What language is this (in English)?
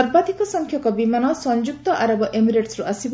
Odia